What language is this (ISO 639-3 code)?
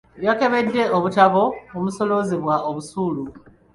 lug